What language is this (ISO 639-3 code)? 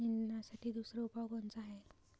mar